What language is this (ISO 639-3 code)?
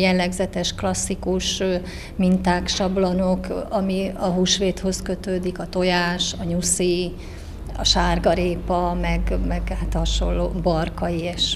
hun